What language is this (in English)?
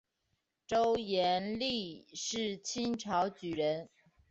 Chinese